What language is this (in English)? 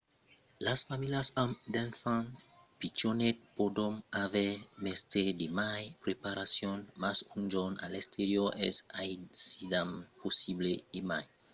Occitan